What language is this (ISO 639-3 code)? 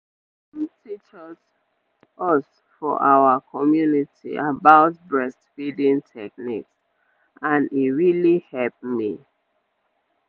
pcm